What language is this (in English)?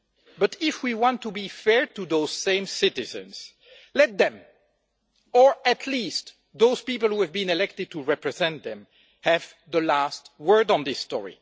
English